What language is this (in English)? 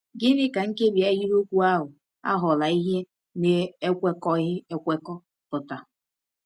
Igbo